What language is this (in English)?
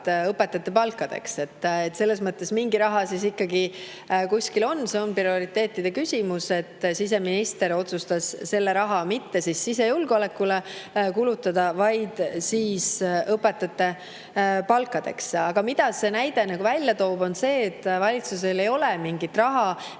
Estonian